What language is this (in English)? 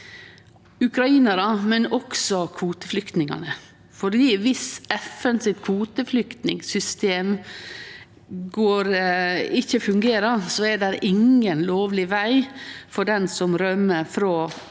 Norwegian